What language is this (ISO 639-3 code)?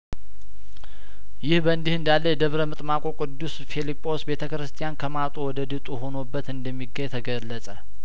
amh